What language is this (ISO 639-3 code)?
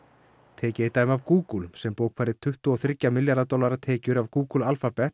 isl